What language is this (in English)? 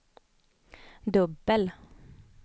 Swedish